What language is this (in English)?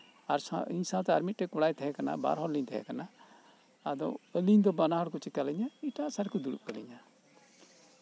Santali